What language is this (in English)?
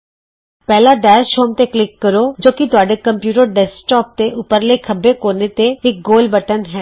Punjabi